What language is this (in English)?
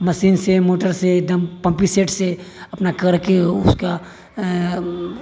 Maithili